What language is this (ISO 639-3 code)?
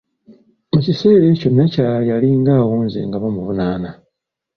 lug